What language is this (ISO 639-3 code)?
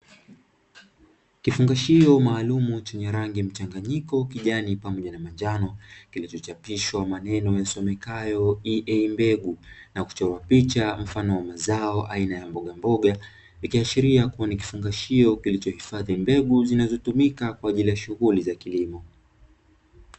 swa